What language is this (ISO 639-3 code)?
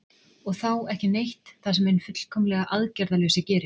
isl